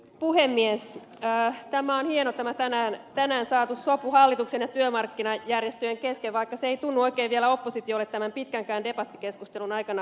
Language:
Finnish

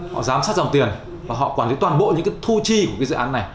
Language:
Vietnamese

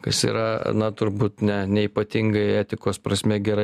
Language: Lithuanian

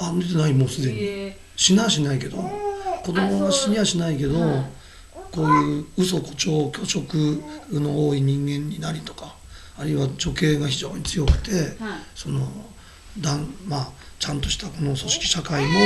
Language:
Japanese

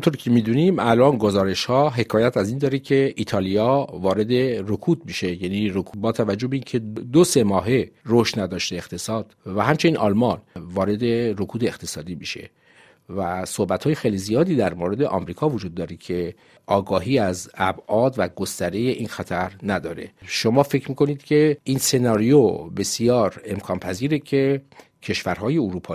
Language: Persian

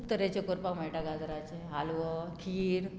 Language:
Konkani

